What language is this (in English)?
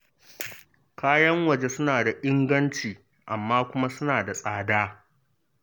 Hausa